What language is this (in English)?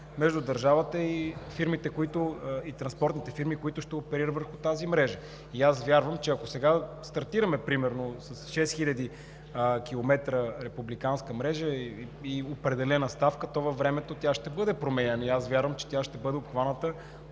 Bulgarian